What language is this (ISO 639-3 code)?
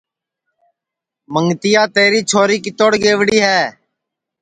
ssi